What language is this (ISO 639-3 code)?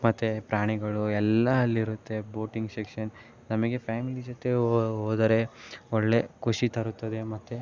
kan